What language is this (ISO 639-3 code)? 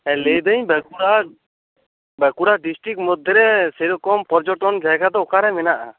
sat